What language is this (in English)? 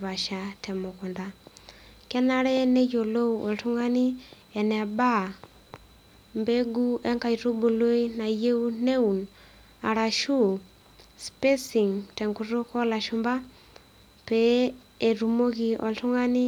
Masai